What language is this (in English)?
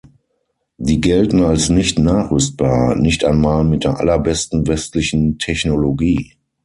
German